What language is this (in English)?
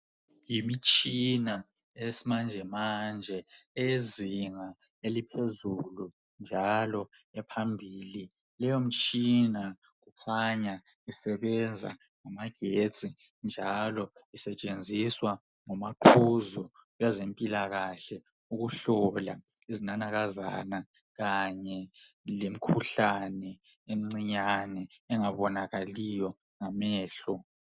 North Ndebele